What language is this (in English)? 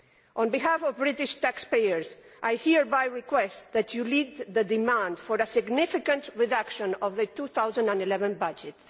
English